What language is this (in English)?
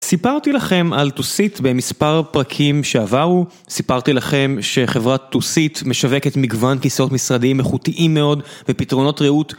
Hebrew